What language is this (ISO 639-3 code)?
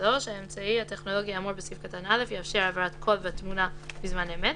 heb